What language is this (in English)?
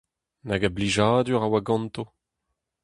Breton